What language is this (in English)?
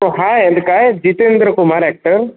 Marathi